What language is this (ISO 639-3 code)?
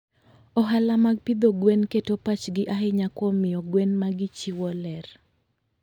luo